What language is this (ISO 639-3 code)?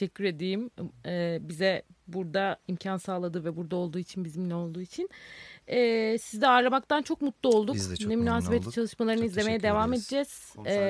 tur